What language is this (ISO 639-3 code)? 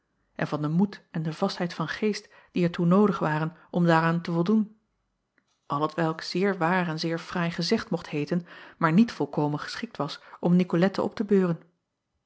nld